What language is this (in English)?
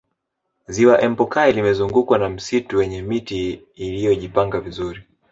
Swahili